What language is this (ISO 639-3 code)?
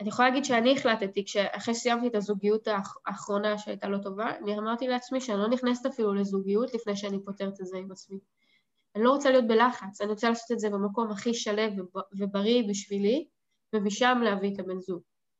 heb